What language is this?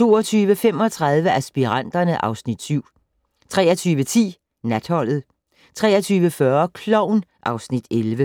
Danish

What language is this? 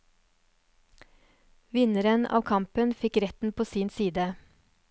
Norwegian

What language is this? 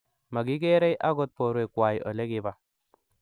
Kalenjin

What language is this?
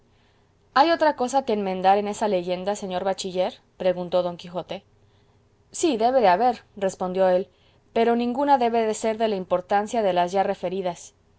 Spanish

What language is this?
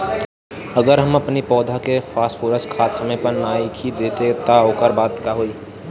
Bhojpuri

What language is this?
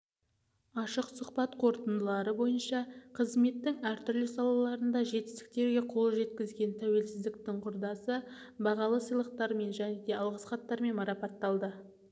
Kazakh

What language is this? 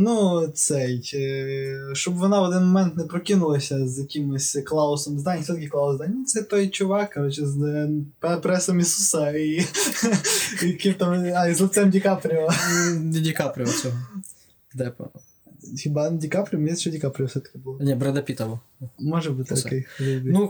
Ukrainian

